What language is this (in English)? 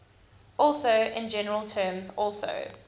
English